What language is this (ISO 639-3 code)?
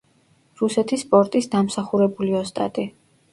kat